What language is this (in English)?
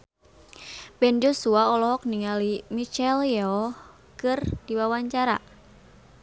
Sundanese